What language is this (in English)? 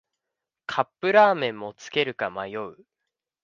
Japanese